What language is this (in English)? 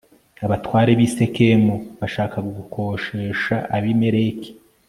Kinyarwanda